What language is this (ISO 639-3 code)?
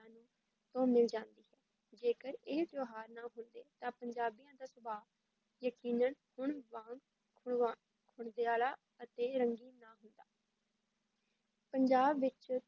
pan